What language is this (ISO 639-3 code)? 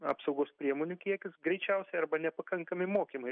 lit